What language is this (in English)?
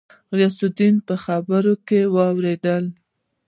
Pashto